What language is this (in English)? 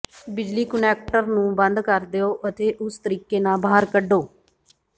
Punjabi